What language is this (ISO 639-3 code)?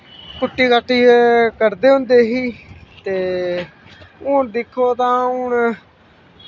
doi